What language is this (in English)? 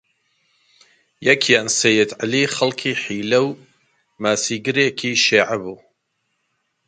Central Kurdish